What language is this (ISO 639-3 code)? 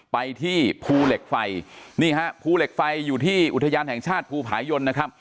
tha